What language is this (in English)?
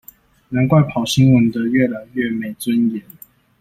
Chinese